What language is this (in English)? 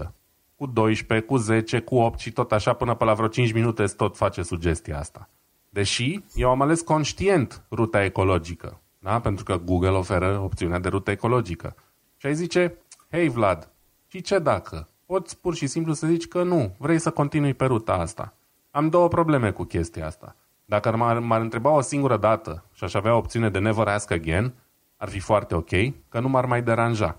Romanian